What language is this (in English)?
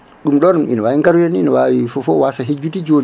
Fula